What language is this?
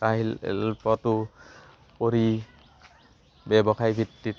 Assamese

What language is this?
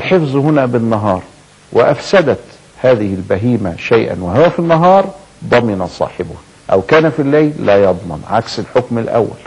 Arabic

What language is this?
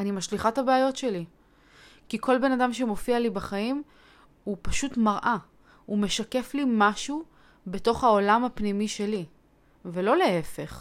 Hebrew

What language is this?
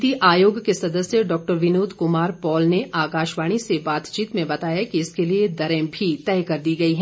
Hindi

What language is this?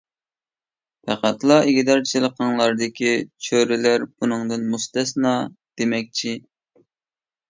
Uyghur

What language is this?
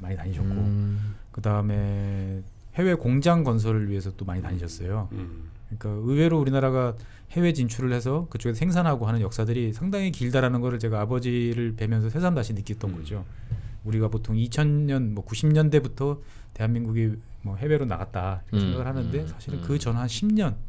Korean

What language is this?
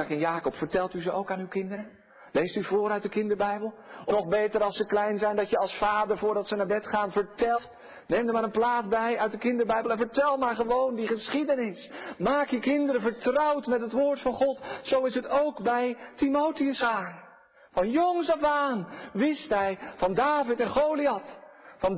Dutch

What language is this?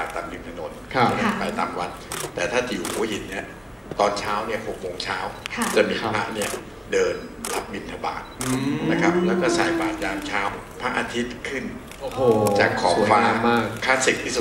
Thai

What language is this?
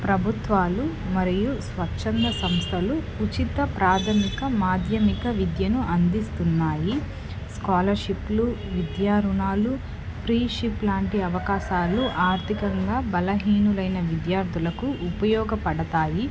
Telugu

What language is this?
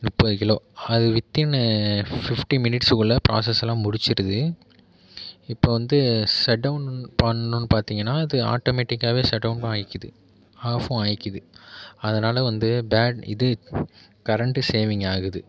Tamil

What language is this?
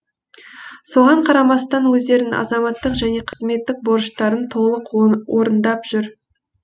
Kazakh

